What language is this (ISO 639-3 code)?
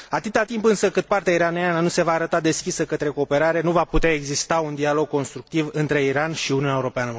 ron